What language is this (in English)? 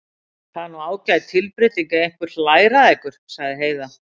Icelandic